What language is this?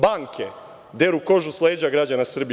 Serbian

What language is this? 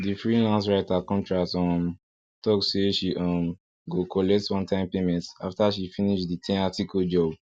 Nigerian Pidgin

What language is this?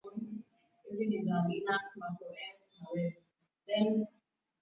Swahili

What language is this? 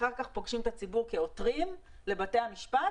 Hebrew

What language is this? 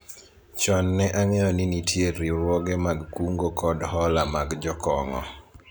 Luo (Kenya and Tanzania)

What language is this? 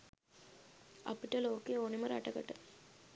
Sinhala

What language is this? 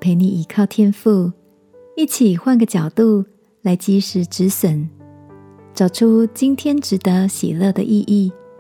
Chinese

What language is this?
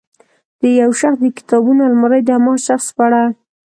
Pashto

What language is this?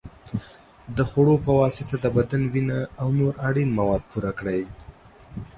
Pashto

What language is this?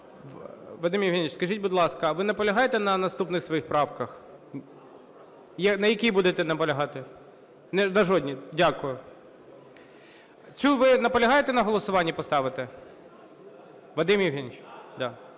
Ukrainian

